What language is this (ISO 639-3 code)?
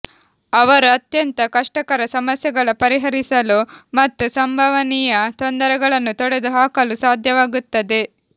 kan